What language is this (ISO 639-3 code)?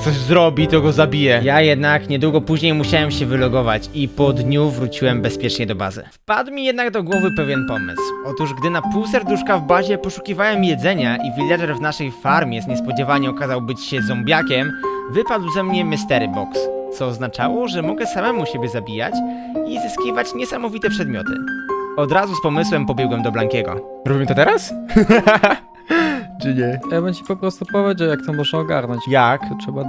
pol